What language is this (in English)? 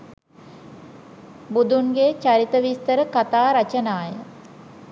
Sinhala